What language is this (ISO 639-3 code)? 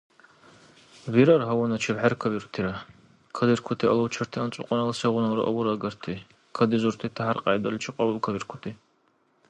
dar